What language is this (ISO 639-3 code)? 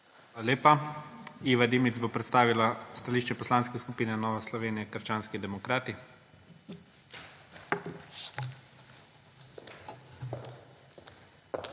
slv